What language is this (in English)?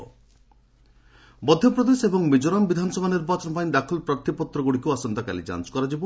Odia